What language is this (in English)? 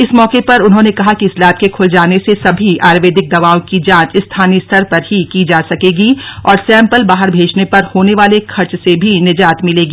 Hindi